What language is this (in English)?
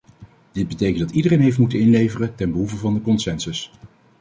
Dutch